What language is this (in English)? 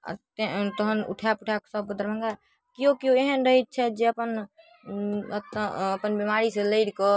Maithili